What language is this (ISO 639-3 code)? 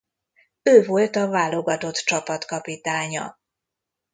hun